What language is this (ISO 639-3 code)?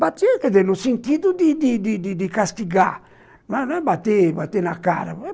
por